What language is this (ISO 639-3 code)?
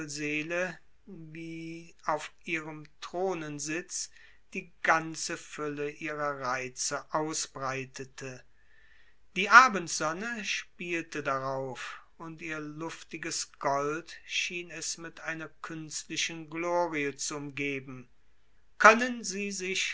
deu